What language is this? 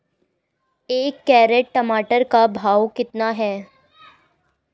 Hindi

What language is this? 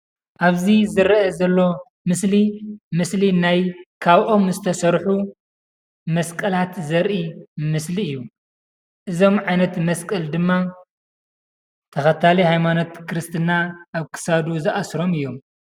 Tigrinya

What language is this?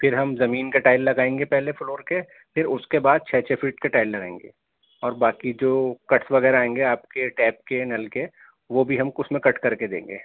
Urdu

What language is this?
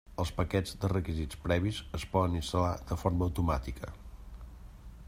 Catalan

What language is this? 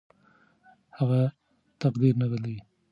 Pashto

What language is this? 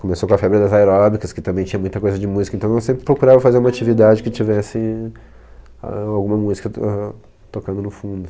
Portuguese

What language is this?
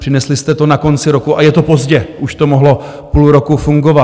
Czech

